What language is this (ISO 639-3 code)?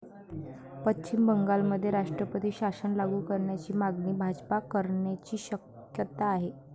mar